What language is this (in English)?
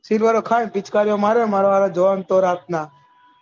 Gujarati